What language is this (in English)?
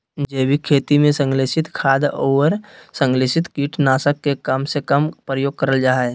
Magahi